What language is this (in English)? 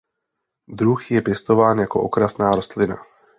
Czech